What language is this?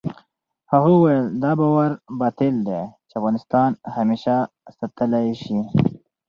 Pashto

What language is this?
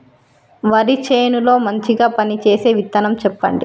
Telugu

